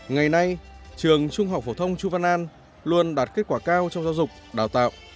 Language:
Vietnamese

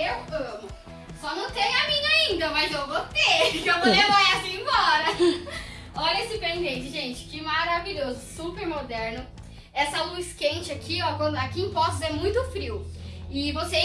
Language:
Portuguese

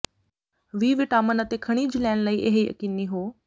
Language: Punjabi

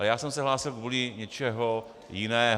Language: Czech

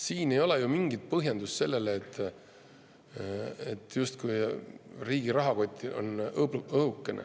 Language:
Estonian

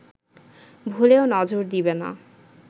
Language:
Bangla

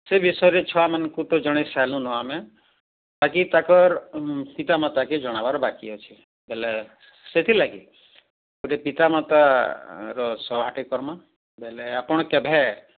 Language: Odia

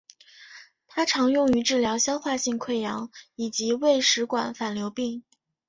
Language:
Chinese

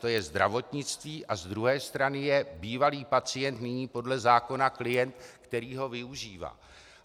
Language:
Czech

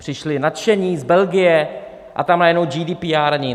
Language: Czech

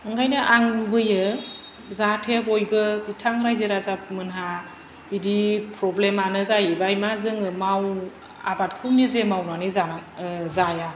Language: Bodo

